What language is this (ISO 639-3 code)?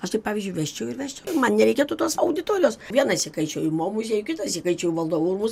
lit